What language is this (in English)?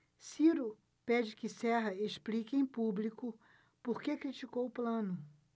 Portuguese